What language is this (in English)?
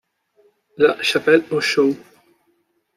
Spanish